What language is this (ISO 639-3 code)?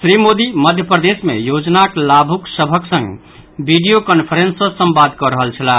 mai